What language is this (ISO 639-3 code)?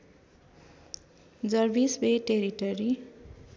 nep